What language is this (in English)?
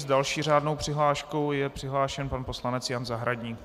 Czech